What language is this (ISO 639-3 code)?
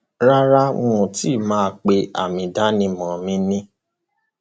yor